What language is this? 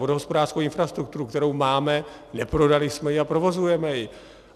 Czech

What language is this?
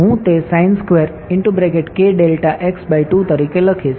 Gujarati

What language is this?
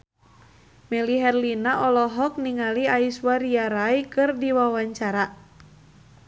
Sundanese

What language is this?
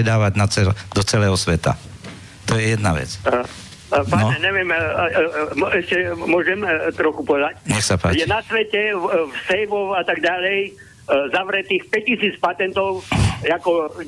Slovak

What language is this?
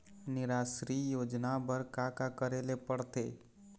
Chhattisgarhi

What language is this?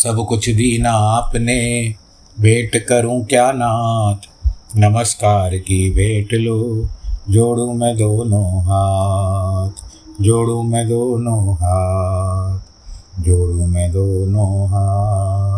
Hindi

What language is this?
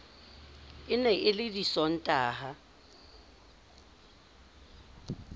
Southern Sotho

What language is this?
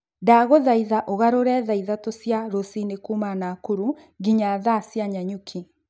Kikuyu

